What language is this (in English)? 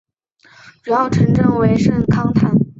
Chinese